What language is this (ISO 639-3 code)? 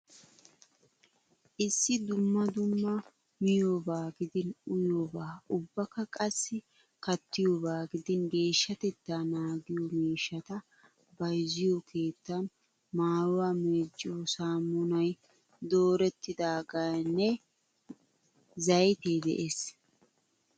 wal